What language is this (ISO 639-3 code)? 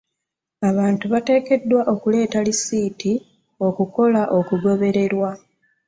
lug